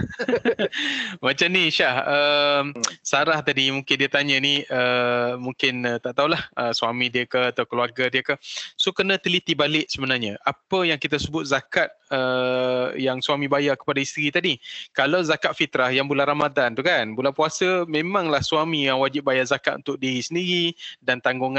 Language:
Malay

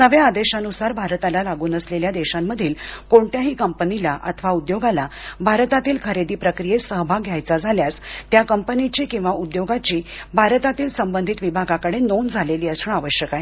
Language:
Marathi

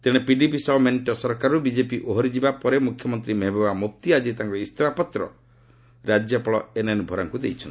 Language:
Odia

